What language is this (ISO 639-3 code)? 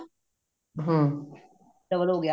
pan